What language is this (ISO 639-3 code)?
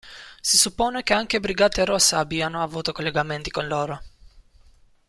ita